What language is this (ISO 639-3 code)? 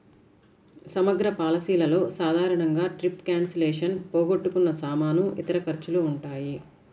tel